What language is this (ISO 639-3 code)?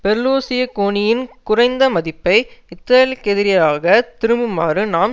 tam